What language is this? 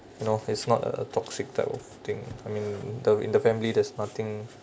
English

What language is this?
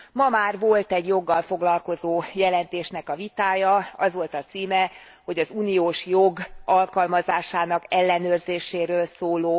Hungarian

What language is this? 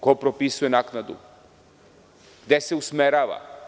Serbian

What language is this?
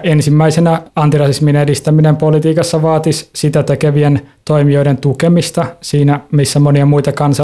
Finnish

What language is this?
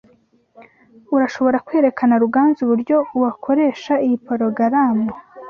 Kinyarwanda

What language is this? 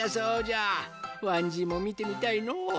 Japanese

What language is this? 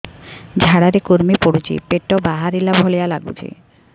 Odia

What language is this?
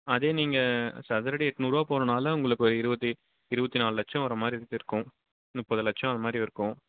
Tamil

